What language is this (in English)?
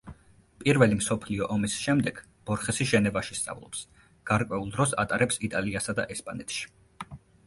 Georgian